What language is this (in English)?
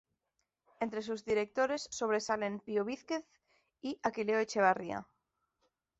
Spanish